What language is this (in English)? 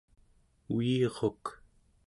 Central Yupik